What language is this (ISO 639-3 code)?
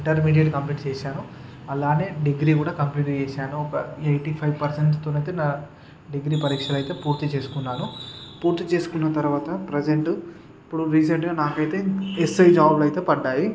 tel